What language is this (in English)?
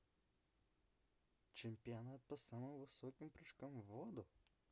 Russian